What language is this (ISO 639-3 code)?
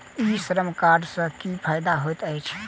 mai